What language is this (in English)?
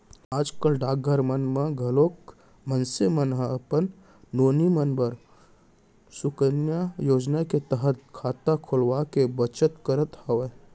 Chhattisgarhi